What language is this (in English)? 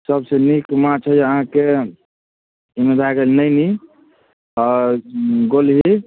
Maithili